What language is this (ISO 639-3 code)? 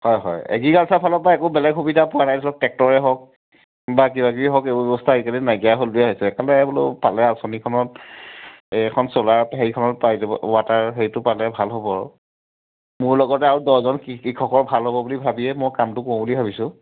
asm